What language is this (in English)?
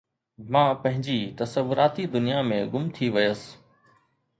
Sindhi